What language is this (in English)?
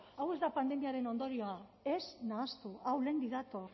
Basque